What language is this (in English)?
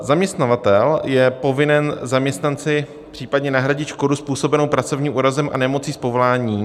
Czech